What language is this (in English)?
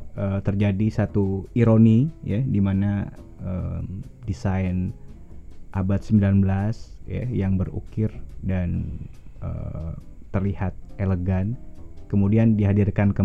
Indonesian